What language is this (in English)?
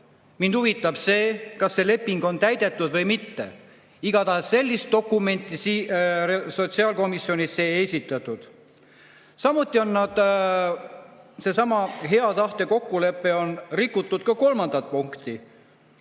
Estonian